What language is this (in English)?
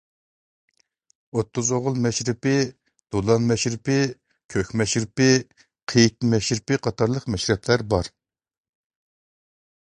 Uyghur